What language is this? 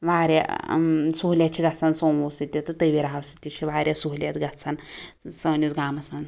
Kashmiri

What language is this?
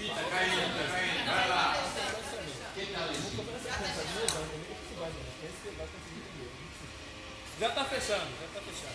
Portuguese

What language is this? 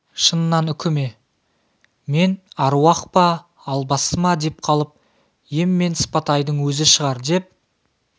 Kazakh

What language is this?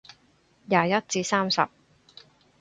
Cantonese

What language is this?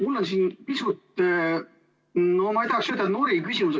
Estonian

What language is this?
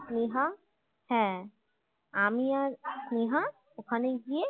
Bangla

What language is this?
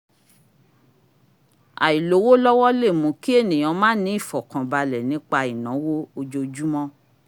Yoruba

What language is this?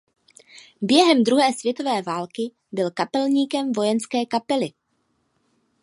Czech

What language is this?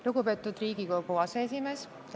Estonian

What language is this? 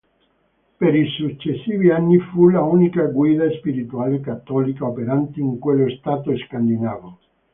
Italian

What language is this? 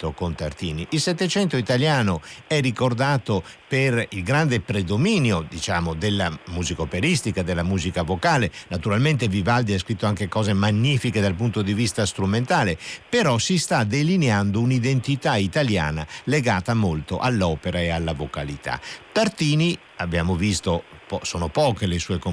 Italian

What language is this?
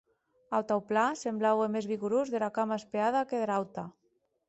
Occitan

